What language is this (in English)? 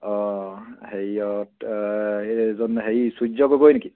Assamese